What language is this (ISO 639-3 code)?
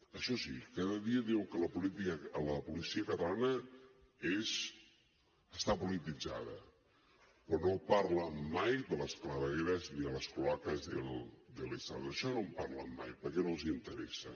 cat